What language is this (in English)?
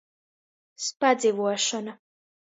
Latgalian